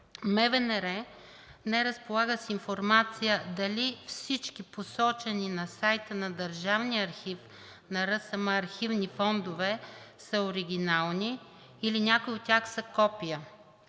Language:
Bulgarian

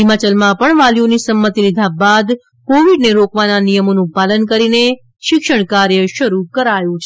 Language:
Gujarati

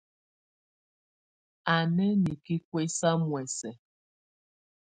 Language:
Tunen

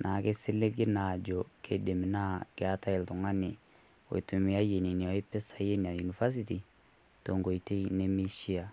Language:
Masai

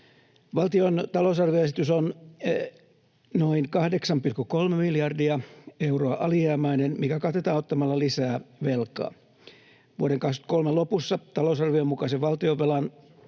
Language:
Finnish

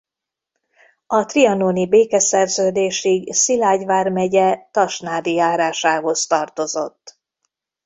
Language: Hungarian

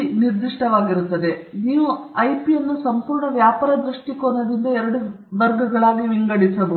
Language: Kannada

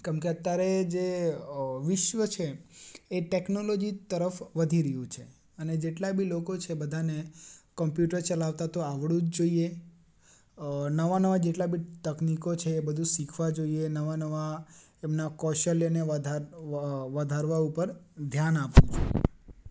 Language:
Gujarati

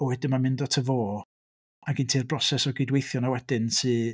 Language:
Welsh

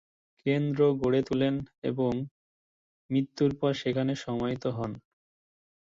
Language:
Bangla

